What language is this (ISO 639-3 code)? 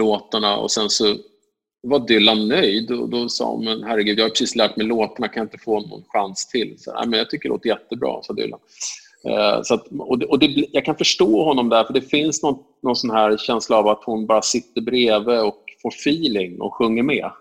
swe